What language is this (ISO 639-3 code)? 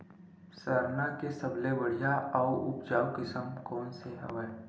hne